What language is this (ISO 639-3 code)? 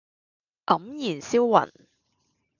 yue